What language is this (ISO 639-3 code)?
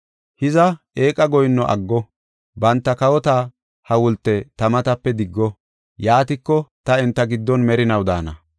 gof